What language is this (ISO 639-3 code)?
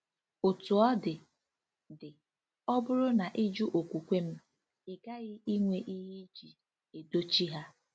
ibo